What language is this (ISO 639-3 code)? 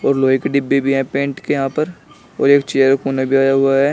hin